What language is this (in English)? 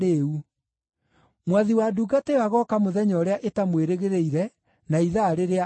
Kikuyu